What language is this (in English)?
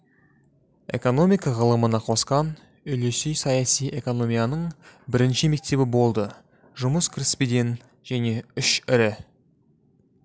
Kazakh